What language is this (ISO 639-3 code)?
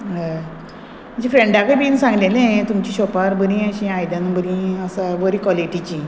kok